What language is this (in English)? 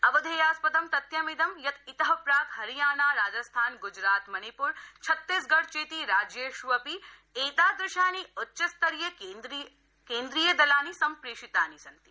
Sanskrit